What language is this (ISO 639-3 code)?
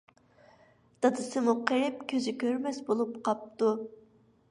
uig